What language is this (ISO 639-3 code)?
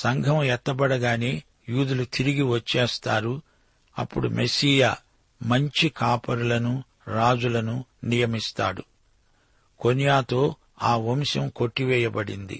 tel